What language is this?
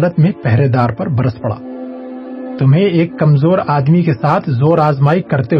Urdu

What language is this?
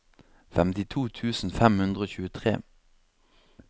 Norwegian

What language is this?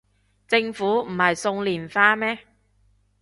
Cantonese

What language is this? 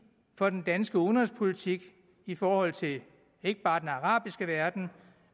Danish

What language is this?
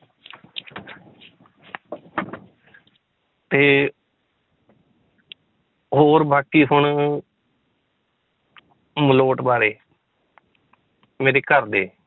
Punjabi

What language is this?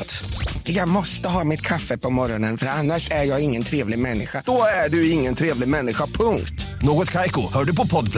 Swedish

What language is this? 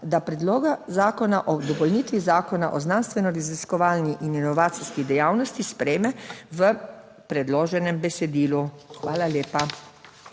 Slovenian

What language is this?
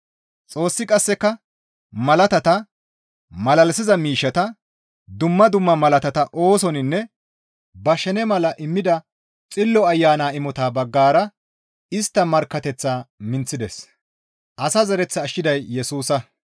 Gamo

